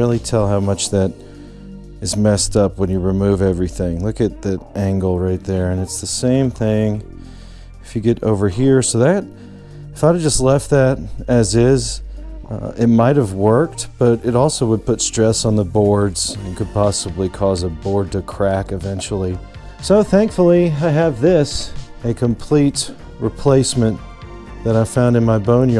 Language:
English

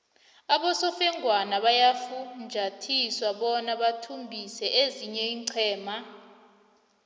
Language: South Ndebele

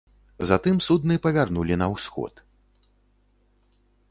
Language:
Belarusian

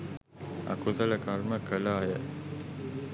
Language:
Sinhala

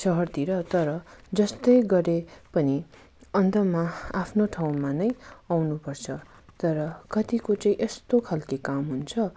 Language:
Nepali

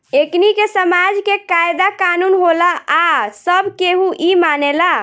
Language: Bhojpuri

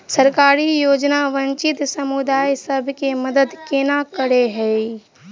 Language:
Maithili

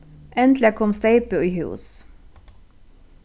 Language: Faroese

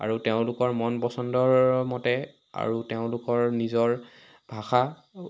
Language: Assamese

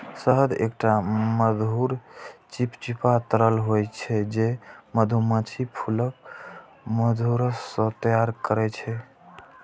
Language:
Maithili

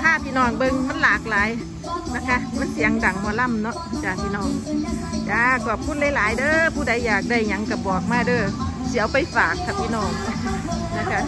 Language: Thai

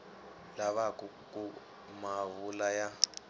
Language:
Tsonga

